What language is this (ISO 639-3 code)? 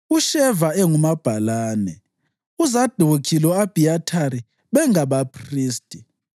nde